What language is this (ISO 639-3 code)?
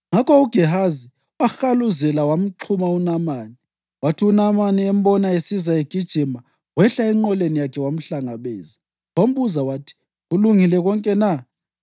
nde